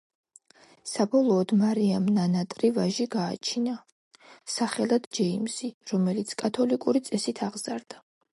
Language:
Georgian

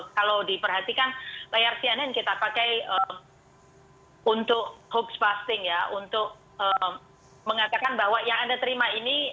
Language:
Indonesian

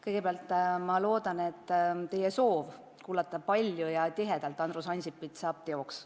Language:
Estonian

